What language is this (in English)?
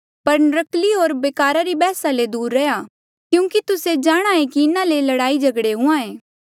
Mandeali